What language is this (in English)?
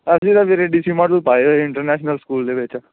Punjabi